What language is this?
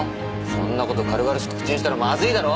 Japanese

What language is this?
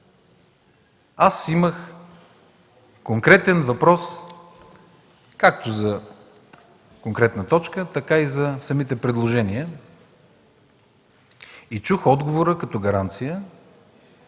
Bulgarian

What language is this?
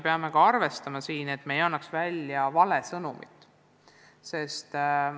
Estonian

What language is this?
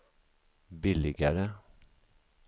Swedish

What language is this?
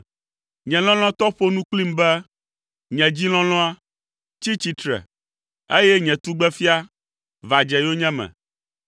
Ewe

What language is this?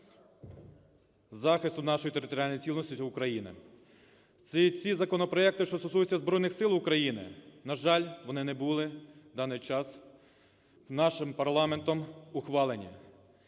Ukrainian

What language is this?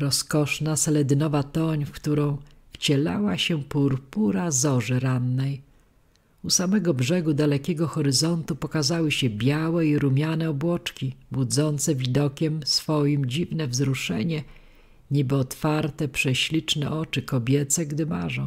Polish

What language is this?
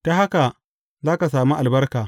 Hausa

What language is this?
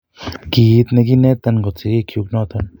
Kalenjin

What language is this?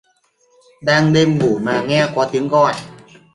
Vietnamese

